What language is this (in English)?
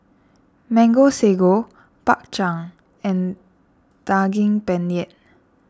English